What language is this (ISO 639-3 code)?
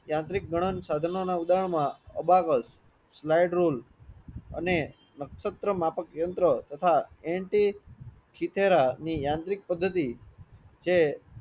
guj